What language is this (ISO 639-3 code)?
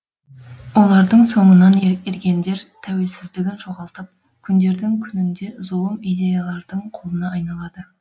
kaz